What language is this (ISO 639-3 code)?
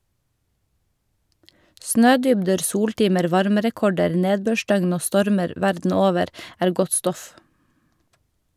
nor